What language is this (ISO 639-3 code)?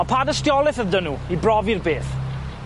cym